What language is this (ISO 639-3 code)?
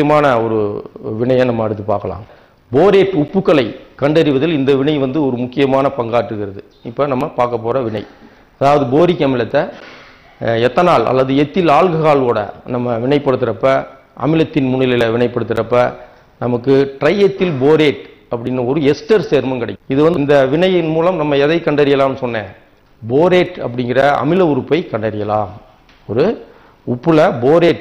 ron